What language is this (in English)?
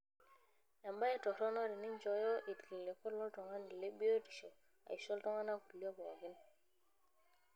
Masai